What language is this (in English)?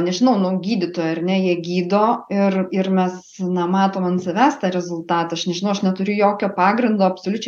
Lithuanian